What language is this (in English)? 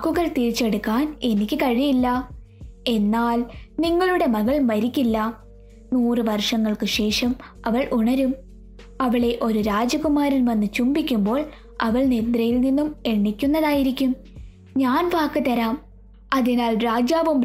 Malayalam